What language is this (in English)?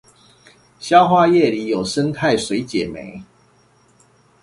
Chinese